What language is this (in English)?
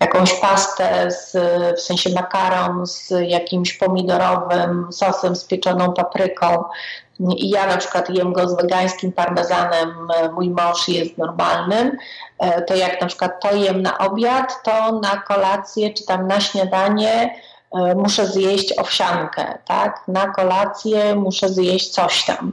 Polish